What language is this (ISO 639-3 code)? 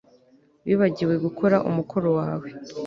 kin